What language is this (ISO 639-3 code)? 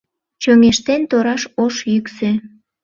chm